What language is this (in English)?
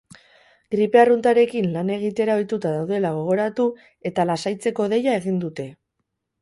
Basque